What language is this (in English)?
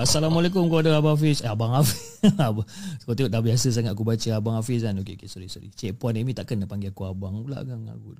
Malay